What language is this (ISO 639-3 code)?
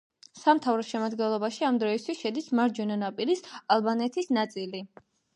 kat